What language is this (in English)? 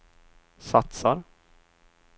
Swedish